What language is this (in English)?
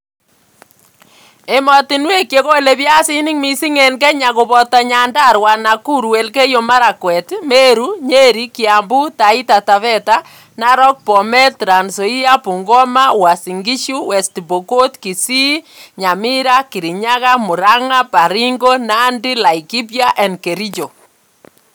Kalenjin